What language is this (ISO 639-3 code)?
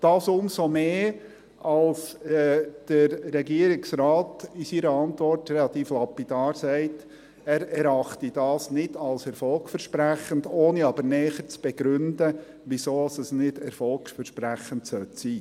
gsw